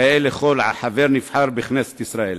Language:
Hebrew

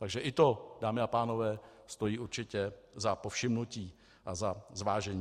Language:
Czech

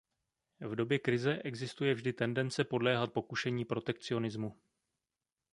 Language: Czech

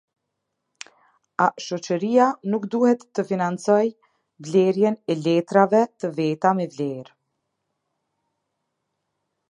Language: Albanian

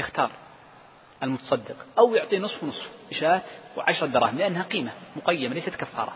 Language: Arabic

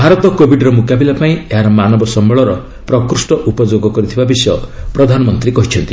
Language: Odia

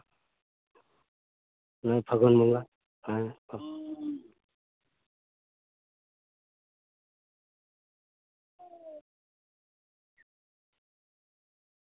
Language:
Santali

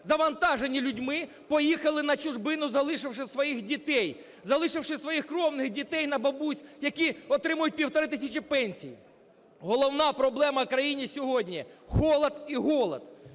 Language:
Ukrainian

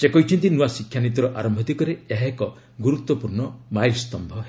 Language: Odia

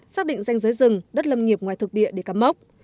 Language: Vietnamese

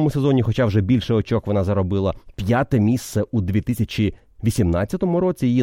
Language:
Ukrainian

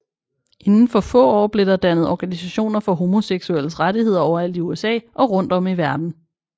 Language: Danish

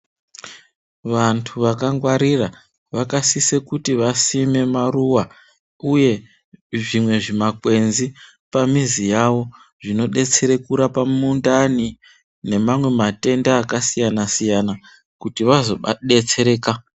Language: Ndau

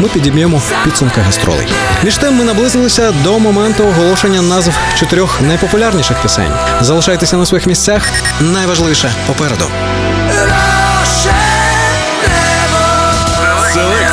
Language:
Ukrainian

